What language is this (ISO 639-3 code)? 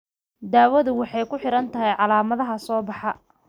som